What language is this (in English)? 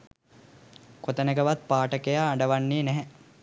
Sinhala